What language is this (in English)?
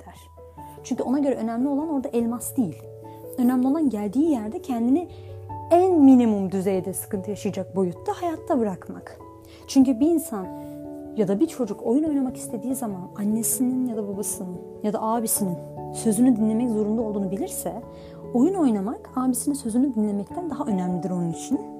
Turkish